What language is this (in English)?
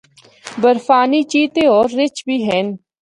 Northern Hindko